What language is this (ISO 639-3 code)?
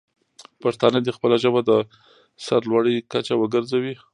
pus